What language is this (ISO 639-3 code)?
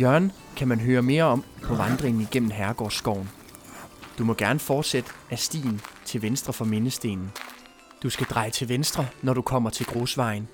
dan